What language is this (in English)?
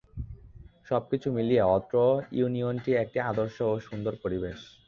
Bangla